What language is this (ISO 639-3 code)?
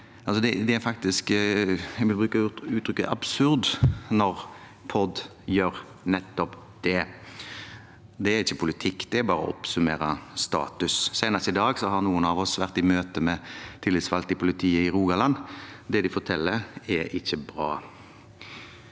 nor